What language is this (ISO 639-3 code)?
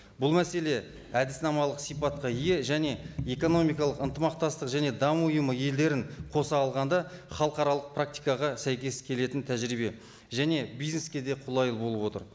kaz